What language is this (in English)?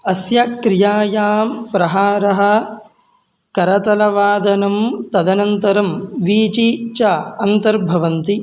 Sanskrit